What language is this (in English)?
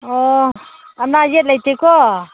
Manipuri